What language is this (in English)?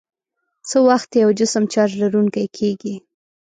Pashto